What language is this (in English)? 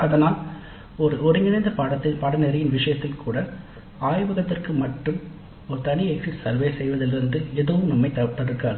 Tamil